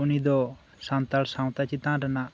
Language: Santali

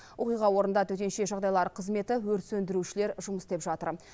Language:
Kazakh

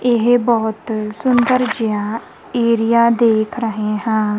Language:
Punjabi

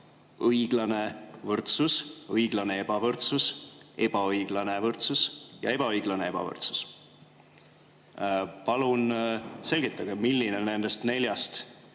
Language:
Estonian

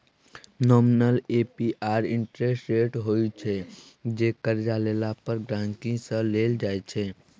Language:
Maithili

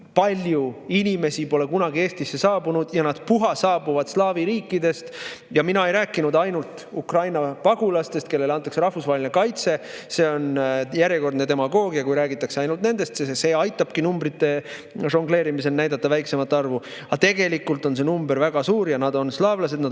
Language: Estonian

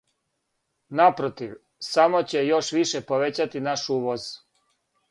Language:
Serbian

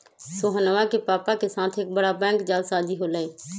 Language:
Magahi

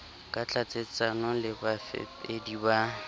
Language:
Southern Sotho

